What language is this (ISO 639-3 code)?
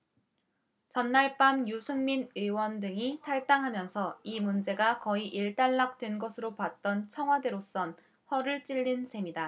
kor